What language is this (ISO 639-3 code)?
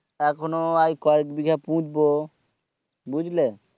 ben